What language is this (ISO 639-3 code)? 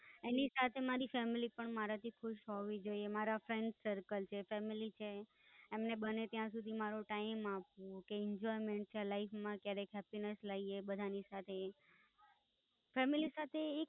guj